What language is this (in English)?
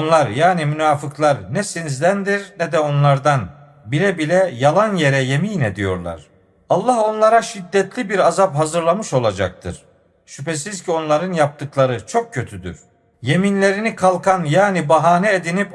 Turkish